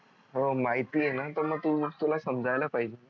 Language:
Marathi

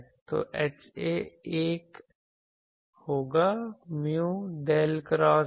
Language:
Hindi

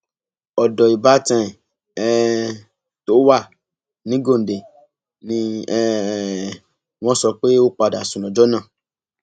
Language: Yoruba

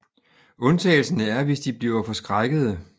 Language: Danish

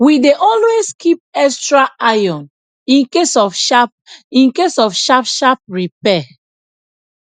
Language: Nigerian Pidgin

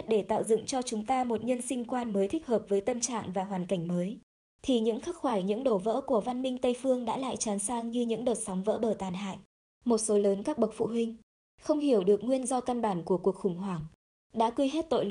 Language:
Vietnamese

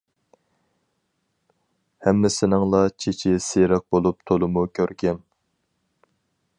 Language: Uyghur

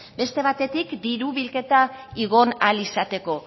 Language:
Basque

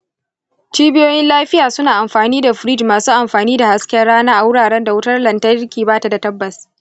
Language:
Hausa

